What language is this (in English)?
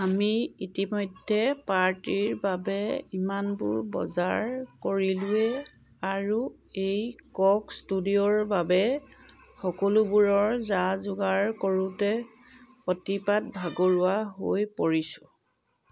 Assamese